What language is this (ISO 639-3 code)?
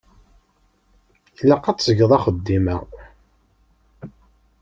kab